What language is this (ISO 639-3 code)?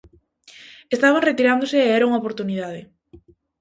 glg